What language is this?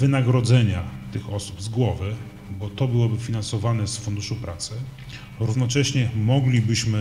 Polish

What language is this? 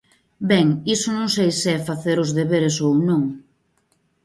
Galician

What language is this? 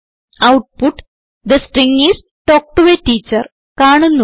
Malayalam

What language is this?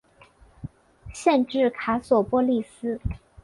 Chinese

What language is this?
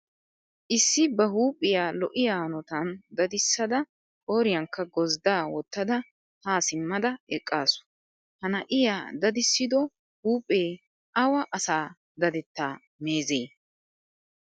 Wolaytta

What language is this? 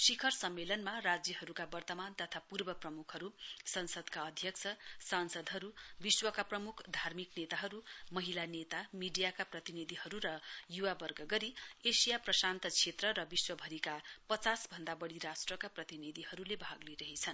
Nepali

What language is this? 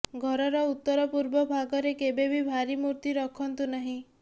Odia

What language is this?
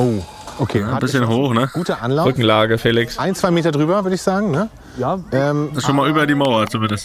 German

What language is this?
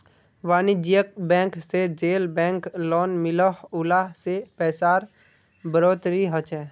Magahi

